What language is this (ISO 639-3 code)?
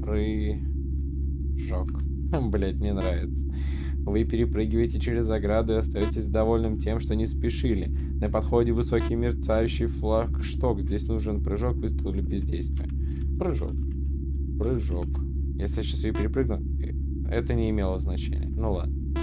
rus